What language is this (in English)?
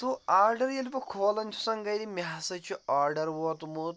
Kashmiri